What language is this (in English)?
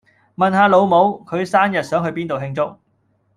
Cantonese